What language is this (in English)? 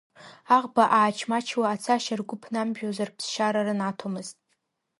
Abkhazian